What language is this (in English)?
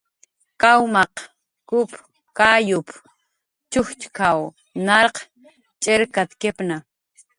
Jaqaru